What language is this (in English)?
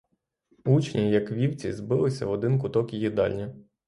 Ukrainian